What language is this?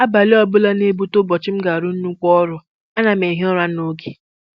Igbo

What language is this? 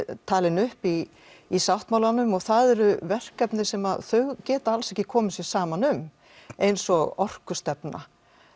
Icelandic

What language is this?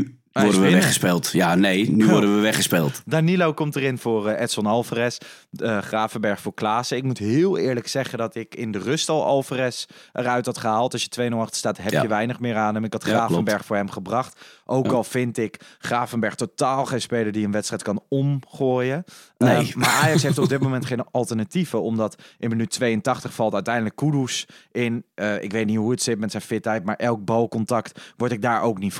Dutch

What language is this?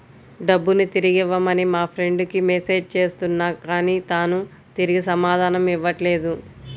Telugu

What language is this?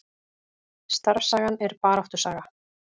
Icelandic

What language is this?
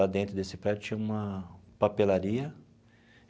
Portuguese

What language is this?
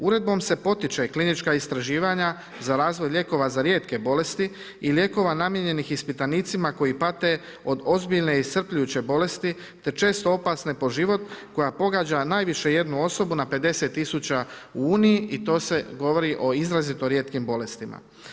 Croatian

